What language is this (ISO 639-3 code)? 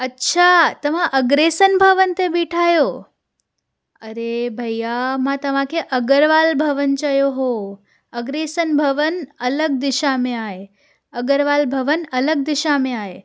snd